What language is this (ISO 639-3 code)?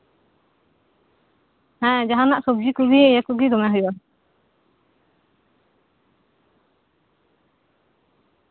sat